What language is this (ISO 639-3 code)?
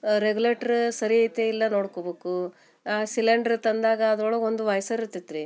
kan